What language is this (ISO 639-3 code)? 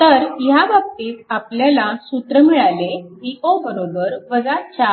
mar